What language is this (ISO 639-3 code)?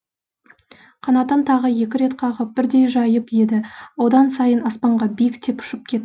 kaz